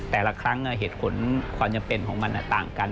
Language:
Thai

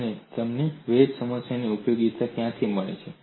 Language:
Gujarati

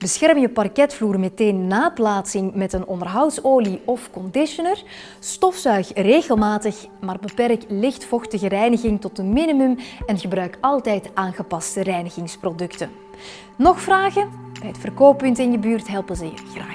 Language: Dutch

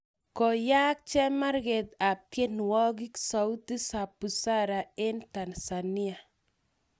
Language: Kalenjin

